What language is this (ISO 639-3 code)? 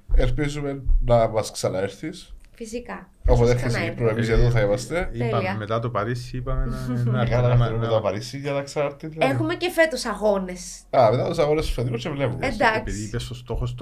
ell